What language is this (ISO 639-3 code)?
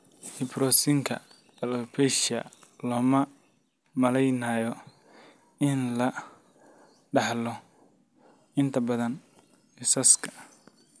som